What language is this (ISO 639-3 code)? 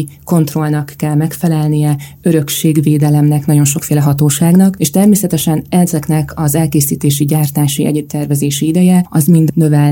hun